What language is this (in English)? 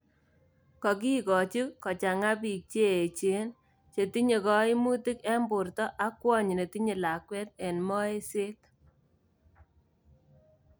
Kalenjin